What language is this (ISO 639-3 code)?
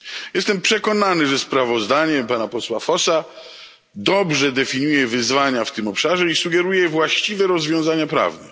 pol